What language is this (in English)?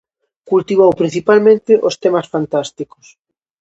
Galician